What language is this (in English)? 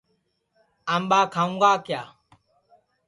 Sansi